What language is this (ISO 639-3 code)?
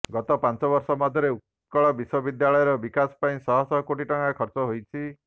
ori